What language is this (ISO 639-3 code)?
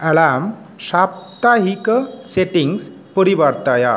san